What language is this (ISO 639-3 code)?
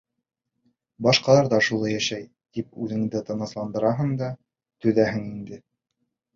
bak